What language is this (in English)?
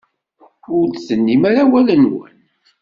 Kabyle